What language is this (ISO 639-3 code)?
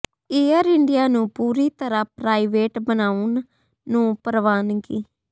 pan